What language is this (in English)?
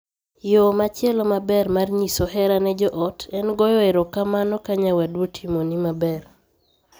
Luo (Kenya and Tanzania)